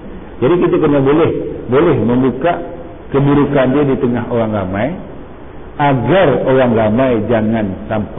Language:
Malay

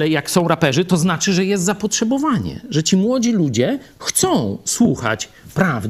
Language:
Polish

